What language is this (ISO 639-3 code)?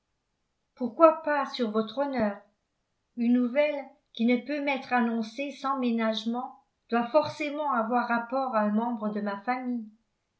fra